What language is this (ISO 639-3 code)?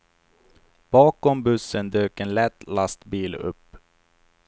swe